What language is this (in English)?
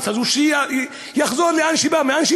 Hebrew